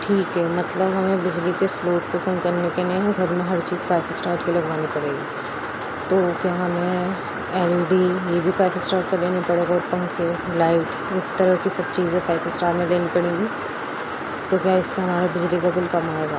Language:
Urdu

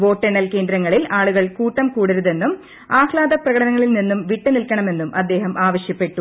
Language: Malayalam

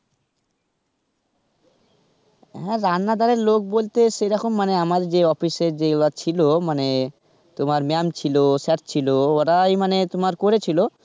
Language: Bangla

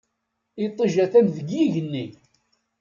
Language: Kabyle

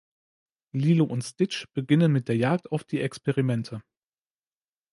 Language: German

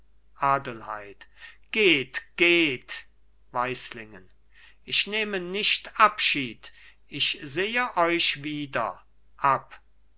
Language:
German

